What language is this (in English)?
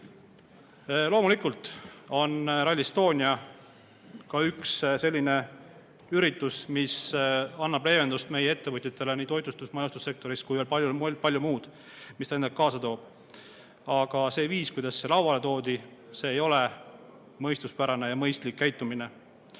Estonian